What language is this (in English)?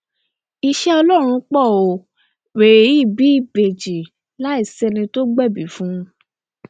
Yoruba